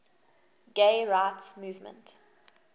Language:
English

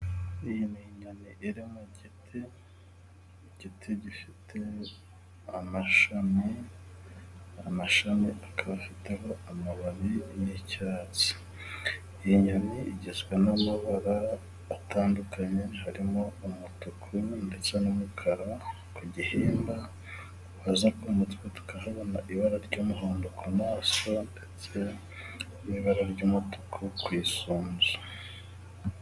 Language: Kinyarwanda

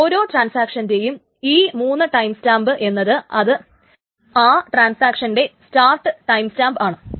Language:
Malayalam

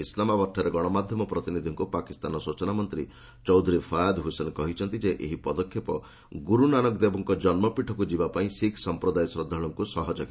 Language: Odia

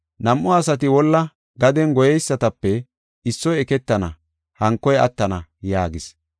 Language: Gofa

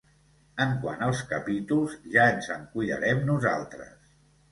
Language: Catalan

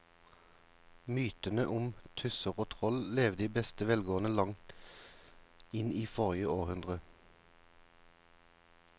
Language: Norwegian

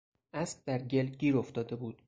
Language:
Persian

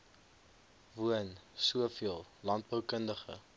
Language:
Afrikaans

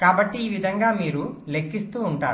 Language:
Telugu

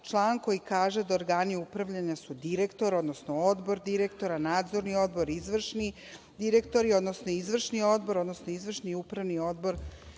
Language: Serbian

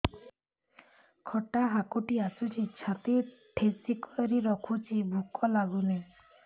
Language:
Odia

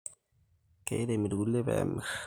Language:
Masai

